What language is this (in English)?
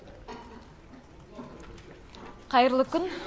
Kazakh